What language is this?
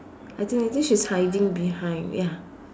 English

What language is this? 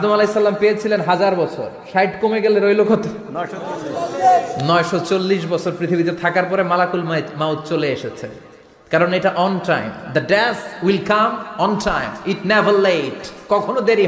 Bangla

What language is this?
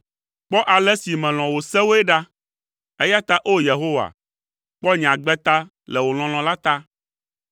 Ewe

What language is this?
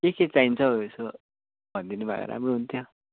Nepali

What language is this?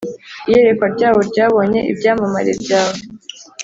Kinyarwanda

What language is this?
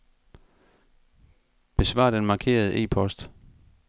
Danish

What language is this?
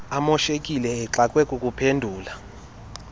Xhosa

